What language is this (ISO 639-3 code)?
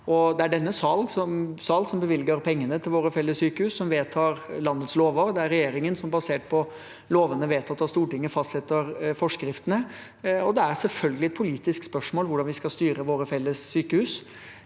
nor